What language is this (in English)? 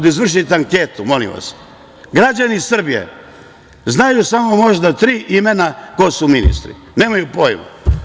Serbian